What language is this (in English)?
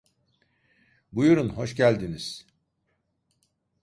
Turkish